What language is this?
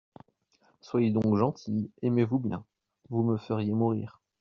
French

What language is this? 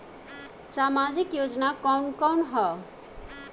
Bhojpuri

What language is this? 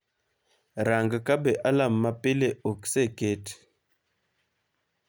Luo (Kenya and Tanzania)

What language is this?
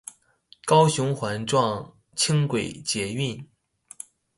Chinese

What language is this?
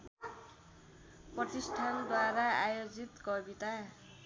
Nepali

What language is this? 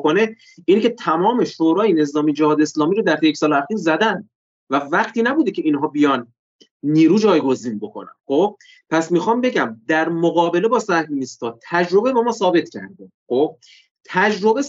Persian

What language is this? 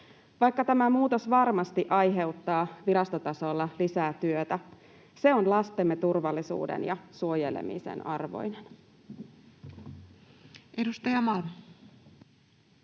Finnish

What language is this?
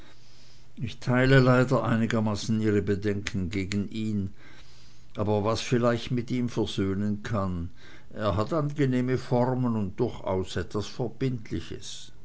German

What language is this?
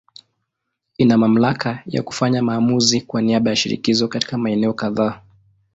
Swahili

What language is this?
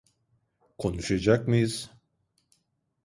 Turkish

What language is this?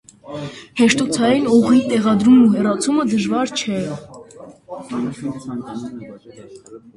Armenian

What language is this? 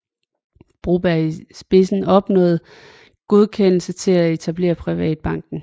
Danish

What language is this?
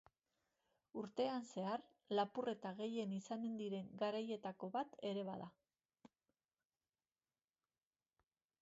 Basque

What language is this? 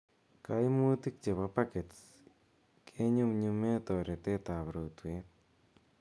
Kalenjin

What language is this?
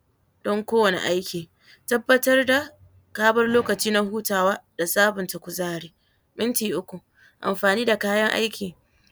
Hausa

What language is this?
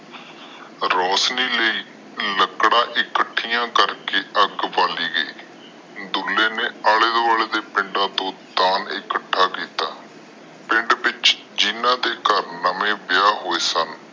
Punjabi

